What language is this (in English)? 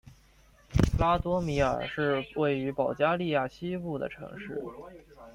Chinese